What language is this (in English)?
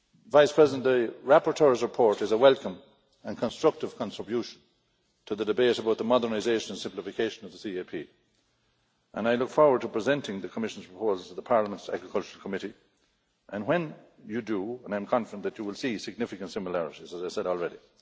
English